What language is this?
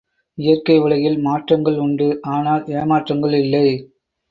Tamil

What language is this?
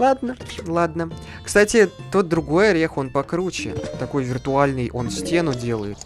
Russian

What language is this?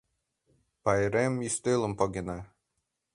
Mari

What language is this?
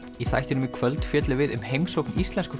Icelandic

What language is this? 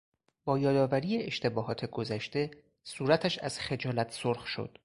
Persian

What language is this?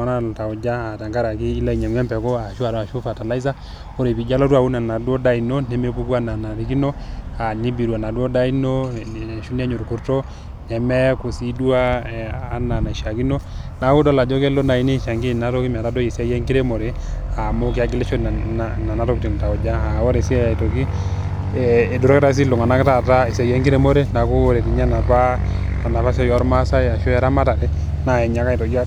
Masai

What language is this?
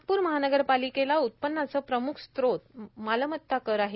Marathi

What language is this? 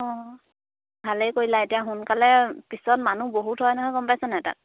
Assamese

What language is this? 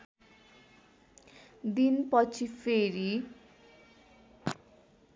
Nepali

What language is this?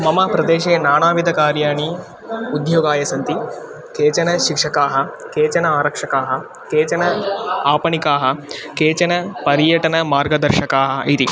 Sanskrit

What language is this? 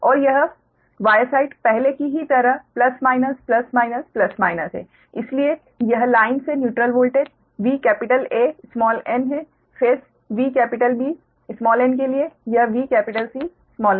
Hindi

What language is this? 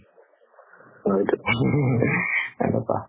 Assamese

